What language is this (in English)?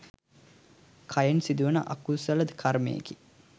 Sinhala